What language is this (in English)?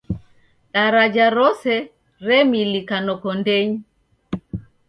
Taita